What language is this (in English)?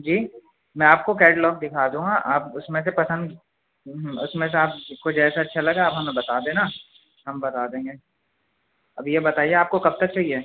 Urdu